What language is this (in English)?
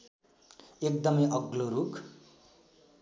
Nepali